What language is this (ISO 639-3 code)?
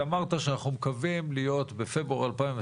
heb